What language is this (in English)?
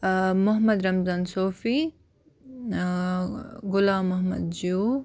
Kashmiri